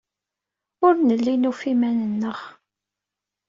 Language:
Kabyle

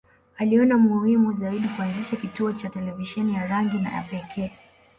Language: Swahili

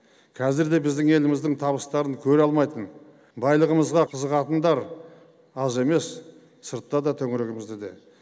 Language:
Kazakh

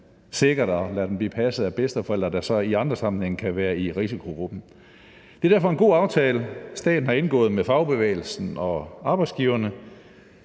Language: Danish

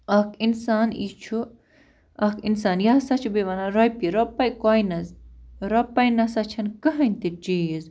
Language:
Kashmiri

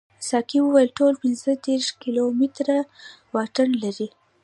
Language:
Pashto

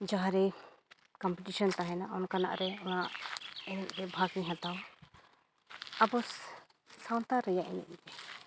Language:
Santali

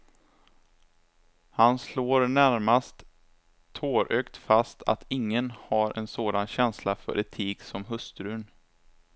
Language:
Swedish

